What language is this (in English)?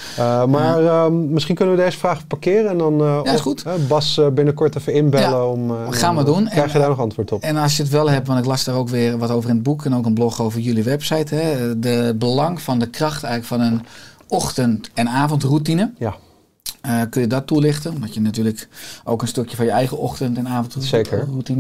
Dutch